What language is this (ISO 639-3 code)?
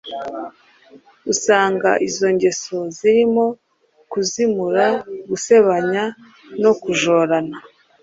kin